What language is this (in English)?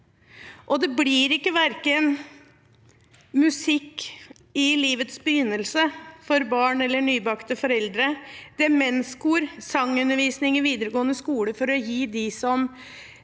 Norwegian